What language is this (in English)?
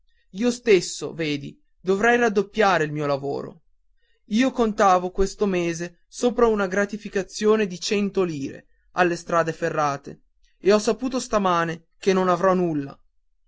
Italian